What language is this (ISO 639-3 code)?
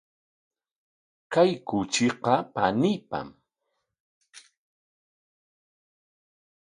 qwa